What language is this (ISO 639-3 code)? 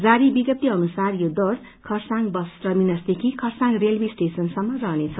nep